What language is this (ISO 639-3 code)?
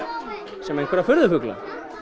isl